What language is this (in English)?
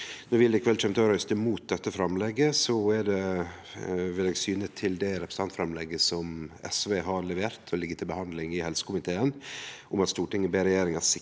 Norwegian